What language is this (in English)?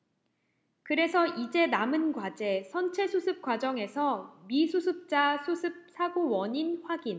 Korean